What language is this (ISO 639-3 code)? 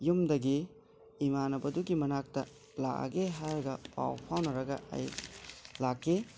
mni